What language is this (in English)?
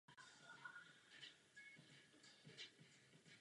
Czech